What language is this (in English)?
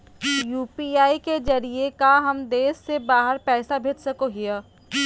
Magahi